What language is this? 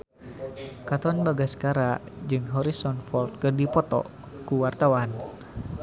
Sundanese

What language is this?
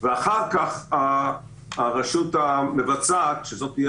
Hebrew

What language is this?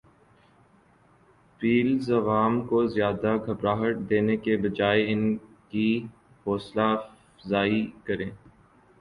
Urdu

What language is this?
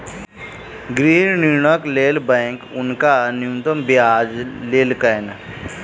Maithili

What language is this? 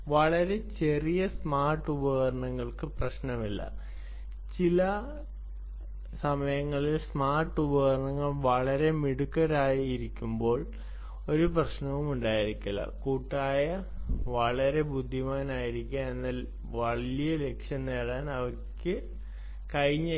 Malayalam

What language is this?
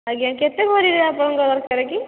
Odia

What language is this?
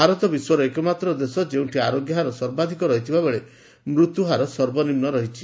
Odia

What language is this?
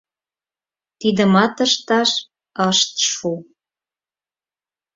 Mari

